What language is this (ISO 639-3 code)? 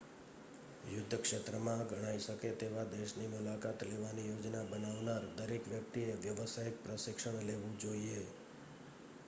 guj